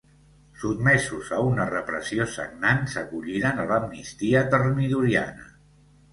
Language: Catalan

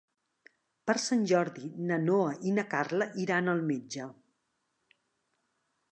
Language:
Catalan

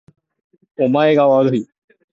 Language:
Japanese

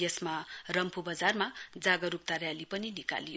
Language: Nepali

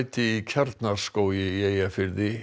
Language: Icelandic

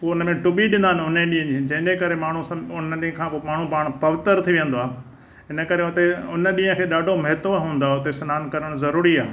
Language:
Sindhi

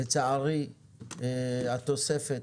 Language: Hebrew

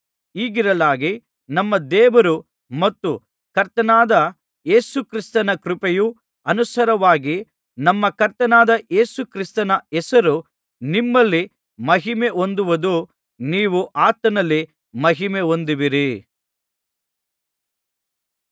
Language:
Kannada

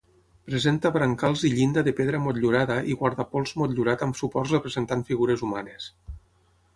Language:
Catalan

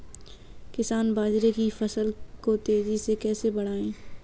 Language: Hindi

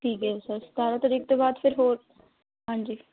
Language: Punjabi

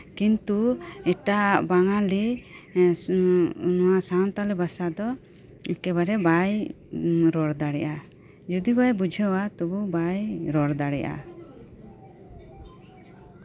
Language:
Santali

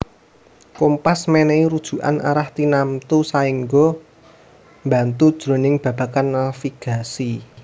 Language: Javanese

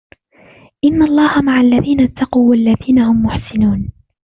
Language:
Arabic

